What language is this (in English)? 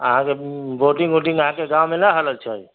Maithili